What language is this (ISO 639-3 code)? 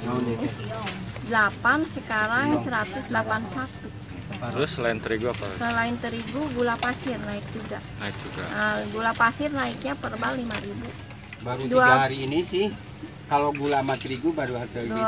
ind